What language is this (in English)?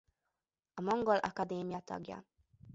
Hungarian